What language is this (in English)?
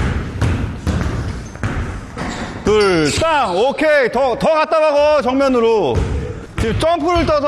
Korean